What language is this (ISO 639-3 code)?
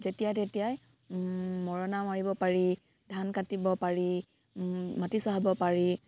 asm